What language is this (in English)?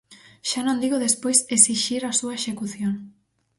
Galician